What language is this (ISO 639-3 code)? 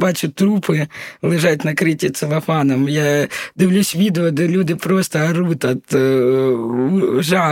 ukr